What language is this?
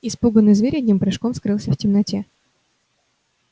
Russian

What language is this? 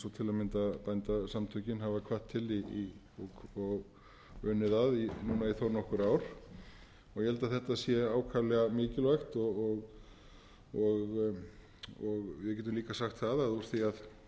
Icelandic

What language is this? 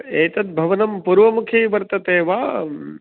Sanskrit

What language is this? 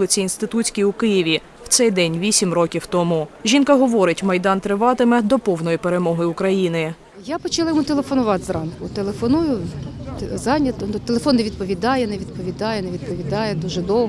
Ukrainian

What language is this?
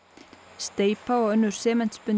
Icelandic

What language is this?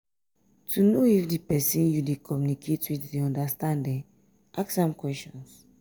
Nigerian Pidgin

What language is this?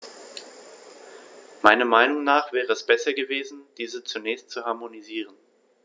German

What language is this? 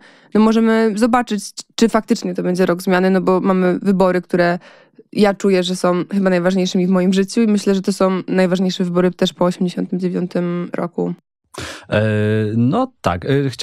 Polish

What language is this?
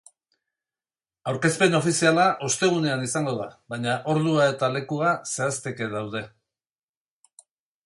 Basque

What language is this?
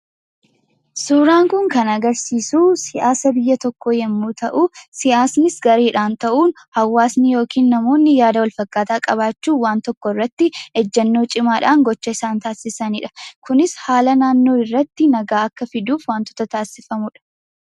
Oromo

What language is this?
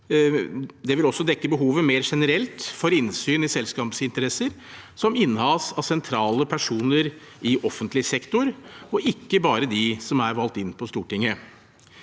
Norwegian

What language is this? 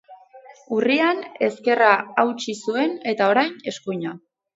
Basque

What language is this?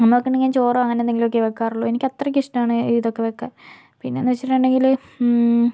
Malayalam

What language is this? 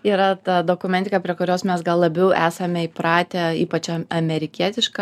Lithuanian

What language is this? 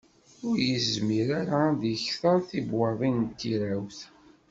Kabyle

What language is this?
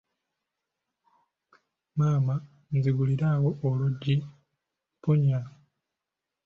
Ganda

